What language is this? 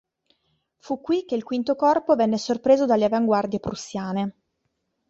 Italian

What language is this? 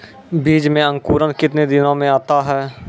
Maithili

